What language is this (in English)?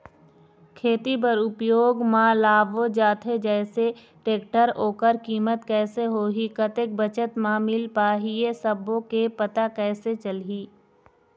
Chhattisgarhi